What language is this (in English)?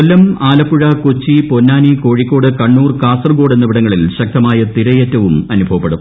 Malayalam